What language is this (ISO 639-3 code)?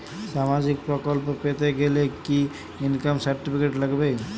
ben